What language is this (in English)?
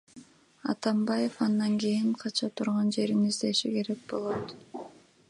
Kyrgyz